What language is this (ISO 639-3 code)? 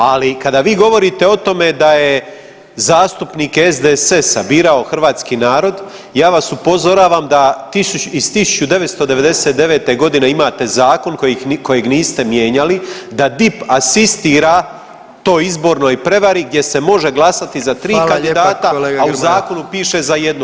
hrv